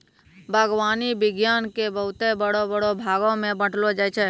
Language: Maithili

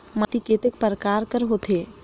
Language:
Chhattisgarhi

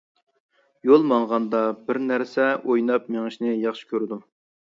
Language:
Uyghur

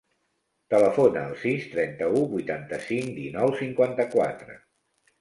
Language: Catalan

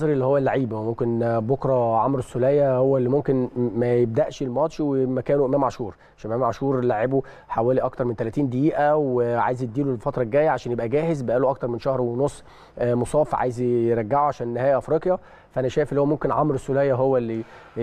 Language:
Arabic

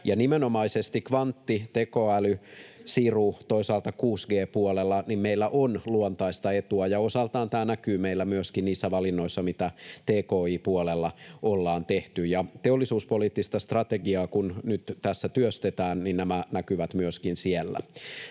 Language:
Finnish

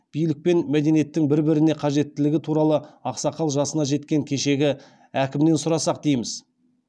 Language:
Kazakh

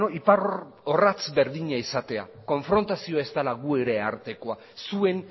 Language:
Basque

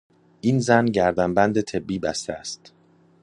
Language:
Persian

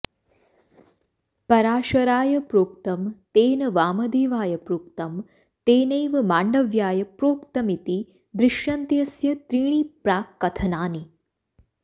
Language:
Sanskrit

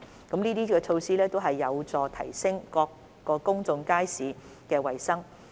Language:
Cantonese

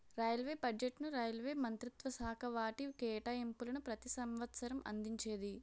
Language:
Telugu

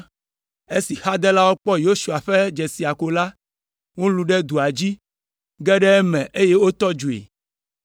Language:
Ewe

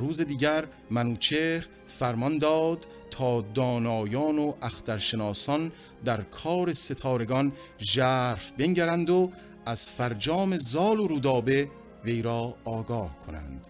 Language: Persian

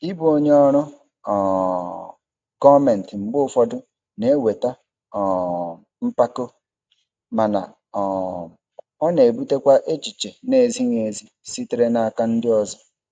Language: Igbo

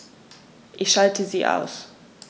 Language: German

